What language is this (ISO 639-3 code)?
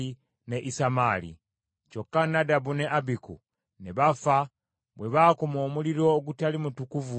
lug